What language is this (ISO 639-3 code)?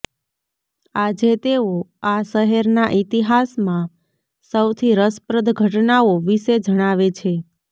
guj